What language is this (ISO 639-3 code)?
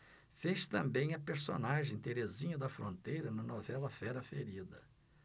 por